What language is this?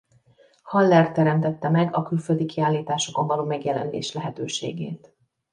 Hungarian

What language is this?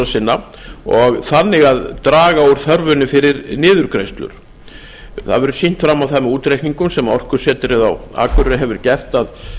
Icelandic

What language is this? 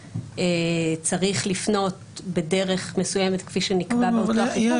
Hebrew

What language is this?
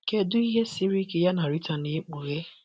Igbo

